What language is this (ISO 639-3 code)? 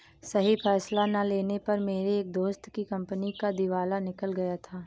hin